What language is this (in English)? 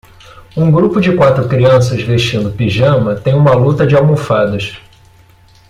Portuguese